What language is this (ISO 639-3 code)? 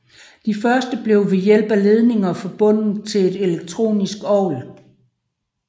dan